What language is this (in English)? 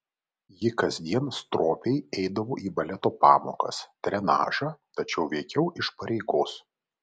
Lithuanian